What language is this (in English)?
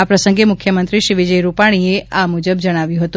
Gujarati